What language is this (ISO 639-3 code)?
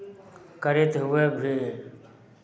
mai